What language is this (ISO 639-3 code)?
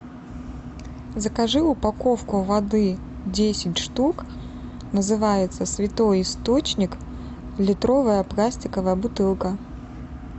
rus